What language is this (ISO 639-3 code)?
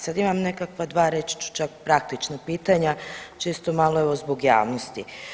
hrv